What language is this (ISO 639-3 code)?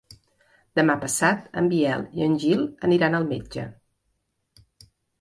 cat